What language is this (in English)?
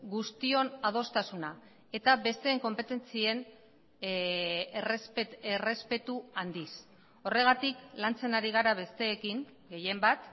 Basque